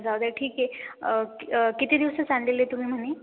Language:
Marathi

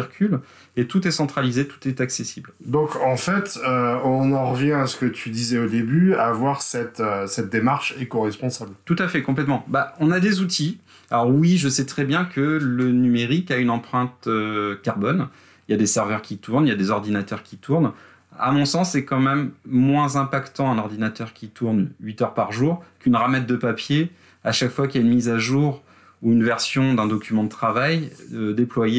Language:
French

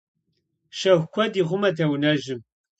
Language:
Kabardian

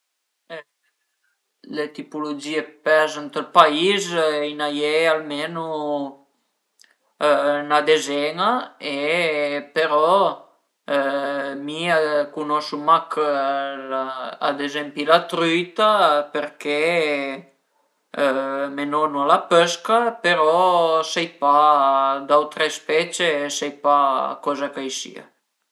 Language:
Piedmontese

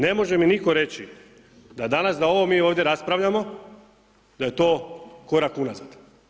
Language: Croatian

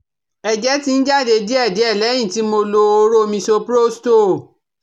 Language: Yoruba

